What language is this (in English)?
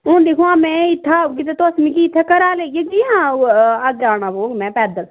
Dogri